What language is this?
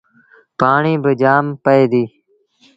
Sindhi Bhil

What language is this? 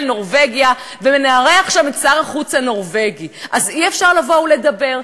Hebrew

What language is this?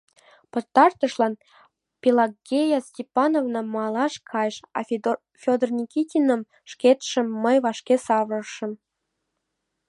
Mari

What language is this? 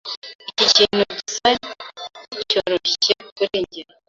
Kinyarwanda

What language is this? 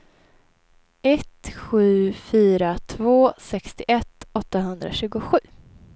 Swedish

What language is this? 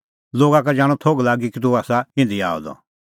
Kullu Pahari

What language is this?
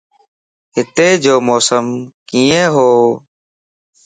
Lasi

